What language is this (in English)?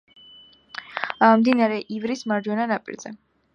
Georgian